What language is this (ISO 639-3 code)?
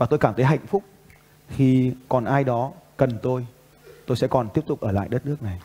vie